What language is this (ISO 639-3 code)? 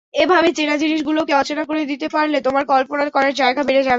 ben